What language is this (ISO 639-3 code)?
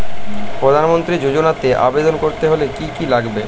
ben